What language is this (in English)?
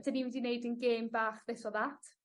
Welsh